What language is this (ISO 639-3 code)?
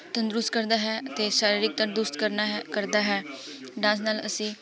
pan